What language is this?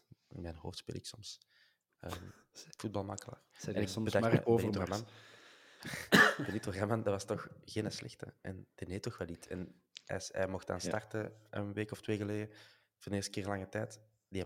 Dutch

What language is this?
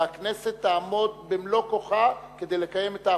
Hebrew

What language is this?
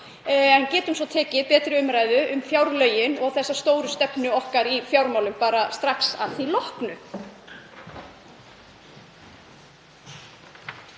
Icelandic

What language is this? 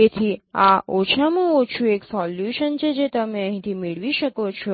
Gujarati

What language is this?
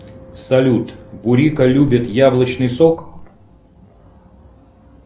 Russian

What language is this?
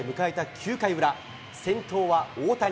Japanese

